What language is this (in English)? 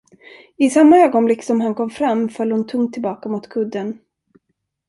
Swedish